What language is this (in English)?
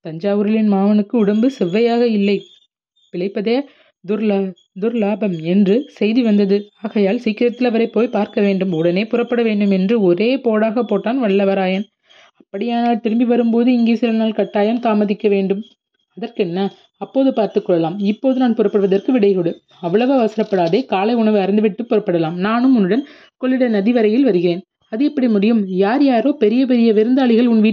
Tamil